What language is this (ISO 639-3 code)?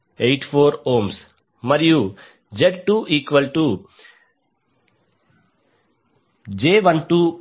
tel